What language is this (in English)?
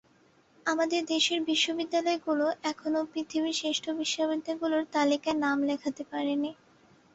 Bangla